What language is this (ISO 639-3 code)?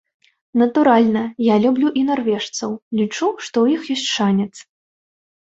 bel